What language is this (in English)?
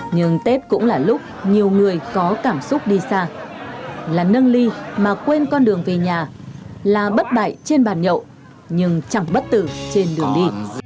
Vietnamese